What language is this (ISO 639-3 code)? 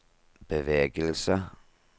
nor